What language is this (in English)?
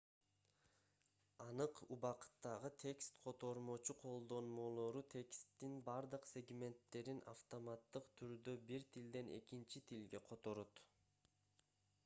Kyrgyz